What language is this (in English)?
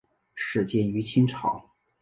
Chinese